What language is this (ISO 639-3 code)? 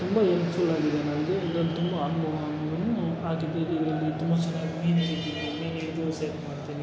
kan